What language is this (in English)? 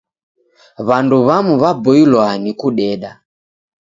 Taita